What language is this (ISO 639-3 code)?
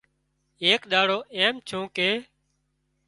kxp